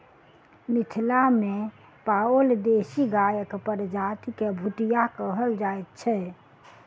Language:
Maithili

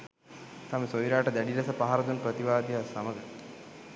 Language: Sinhala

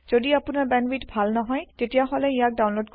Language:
Assamese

